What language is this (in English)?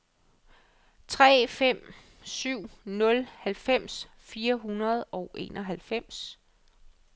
Danish